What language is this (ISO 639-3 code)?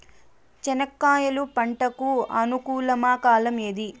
tel